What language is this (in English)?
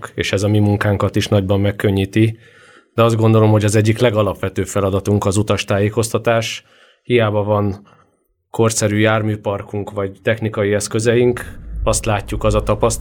Hungarian